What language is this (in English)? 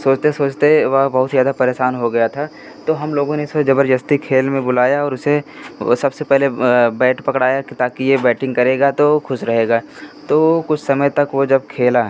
Hindi